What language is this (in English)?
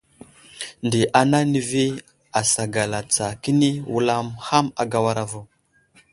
Wuzlam